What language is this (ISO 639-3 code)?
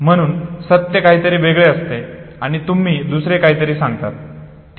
mar